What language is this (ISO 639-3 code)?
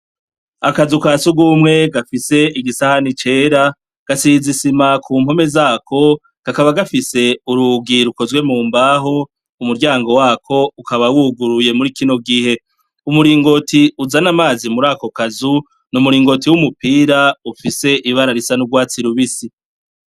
run